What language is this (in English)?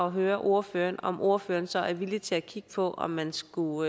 Danish